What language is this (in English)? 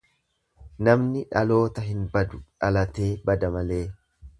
Oromo